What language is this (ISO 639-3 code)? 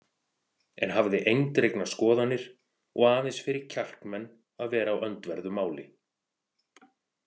isl